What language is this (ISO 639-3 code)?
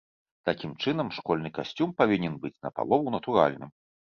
bel